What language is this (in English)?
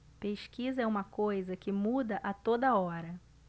Portuguese